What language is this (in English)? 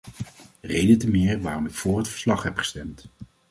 Dutch